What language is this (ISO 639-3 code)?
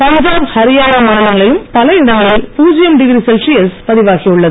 tam